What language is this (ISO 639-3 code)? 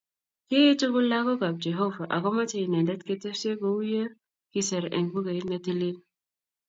kln